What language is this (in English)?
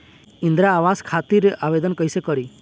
Bhojpuri